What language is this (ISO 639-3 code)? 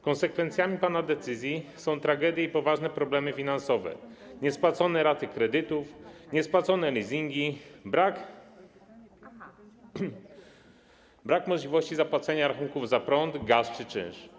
pol